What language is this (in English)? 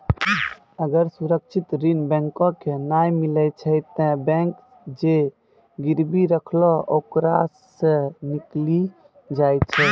Maithili